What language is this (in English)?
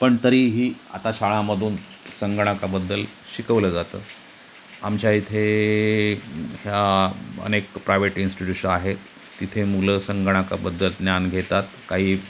Marathi